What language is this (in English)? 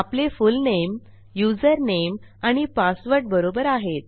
Marathi